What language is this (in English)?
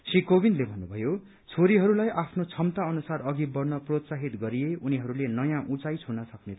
Nepali